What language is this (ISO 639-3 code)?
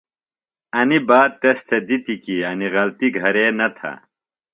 phl